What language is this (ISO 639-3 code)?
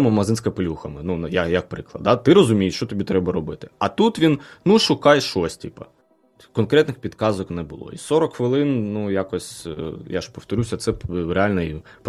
ukr